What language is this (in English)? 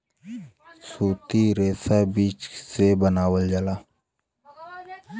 Bhojpuri